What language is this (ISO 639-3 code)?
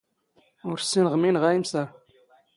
zgh